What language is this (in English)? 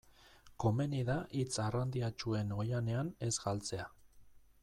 Basque